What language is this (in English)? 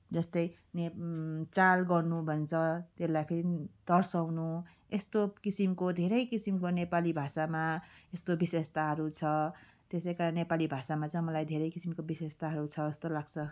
Nepali